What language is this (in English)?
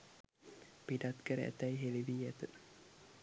Sinhala